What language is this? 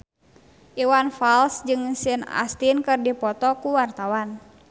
Sundanese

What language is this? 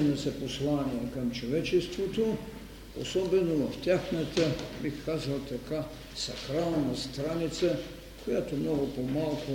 Bulgarian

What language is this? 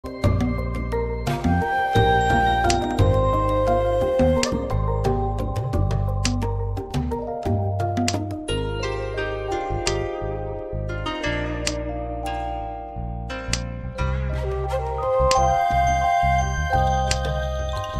Japanese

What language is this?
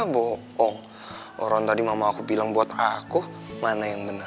Indonesian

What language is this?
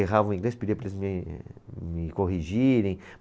Portuguese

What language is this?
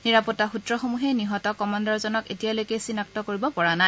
Assamese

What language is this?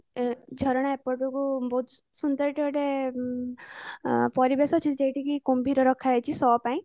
Odia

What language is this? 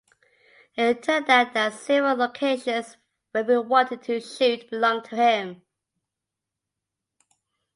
English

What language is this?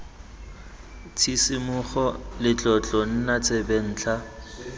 Tswana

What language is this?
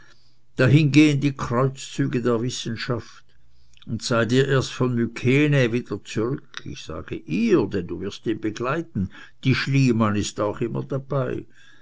German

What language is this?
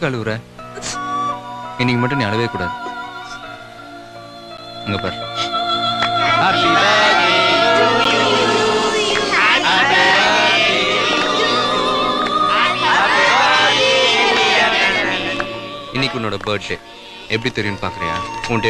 Tamil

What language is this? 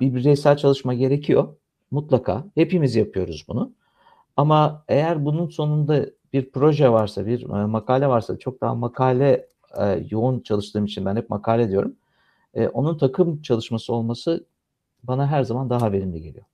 Turkish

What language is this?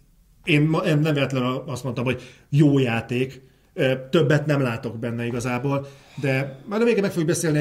Hungarian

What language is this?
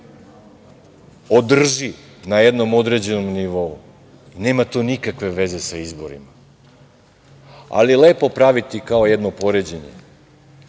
Serbian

